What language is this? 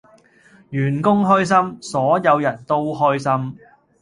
Cantonese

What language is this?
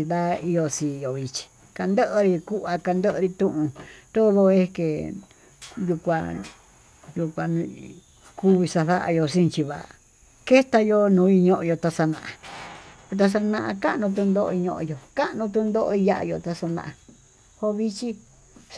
Tututepec Mixtec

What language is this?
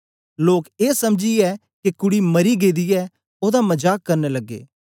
Dogri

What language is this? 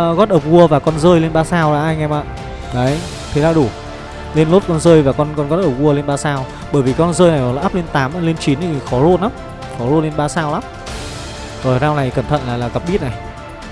Vietnamese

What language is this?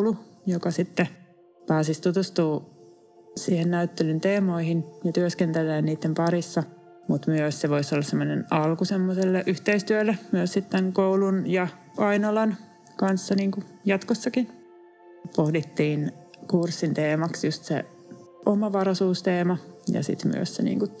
Finnish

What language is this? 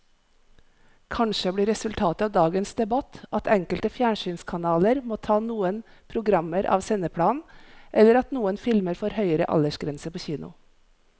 Norwegian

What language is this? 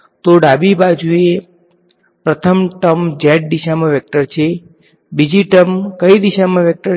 Gujarati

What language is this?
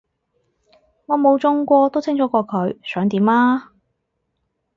Cantonese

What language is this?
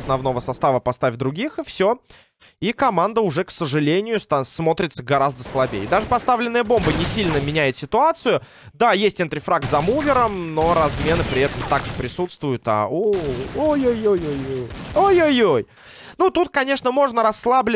Russian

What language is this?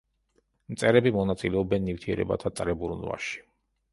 Georgian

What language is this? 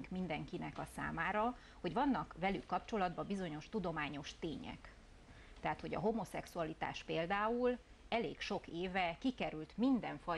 Hungarian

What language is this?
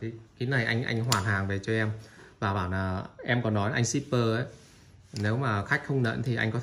Vietnamese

